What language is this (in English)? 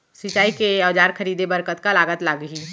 Chhattisgarhi